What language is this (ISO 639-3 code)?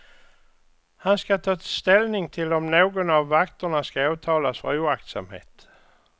swe